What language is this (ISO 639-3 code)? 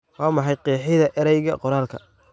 som